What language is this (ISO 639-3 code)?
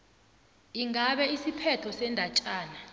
nbl